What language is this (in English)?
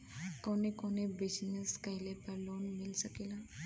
Bhojpuri